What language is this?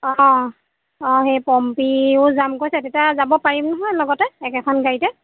Assamese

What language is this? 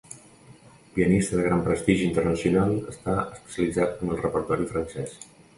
Catalan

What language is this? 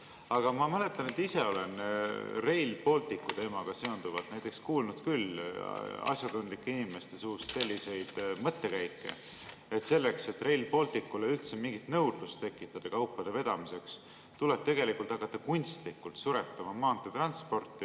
Estonian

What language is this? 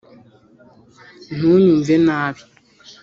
Kinyarwanda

